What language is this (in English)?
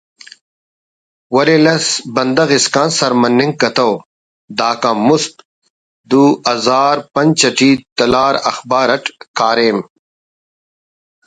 Brahui